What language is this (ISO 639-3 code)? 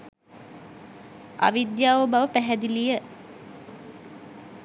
sin